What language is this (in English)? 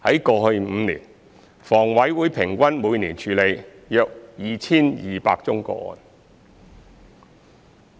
Cantonese